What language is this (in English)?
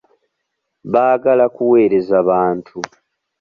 Ganda